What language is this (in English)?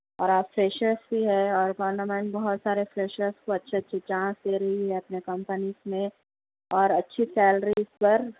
Urdu